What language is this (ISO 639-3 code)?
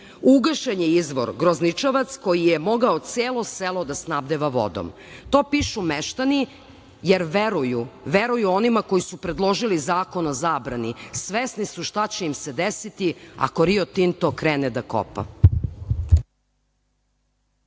srp